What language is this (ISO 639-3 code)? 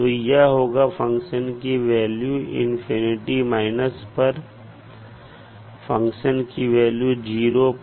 hin